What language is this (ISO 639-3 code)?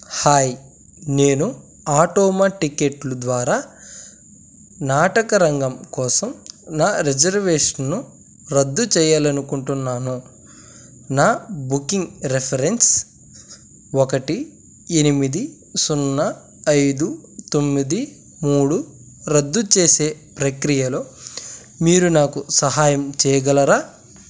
tel